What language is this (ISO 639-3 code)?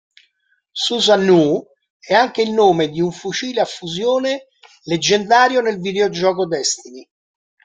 ita